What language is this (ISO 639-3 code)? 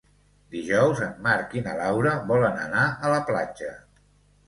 cat